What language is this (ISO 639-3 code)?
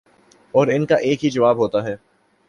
urd